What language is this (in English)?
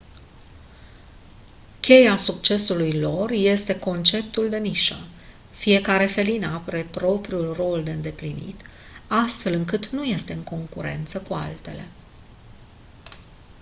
Romanian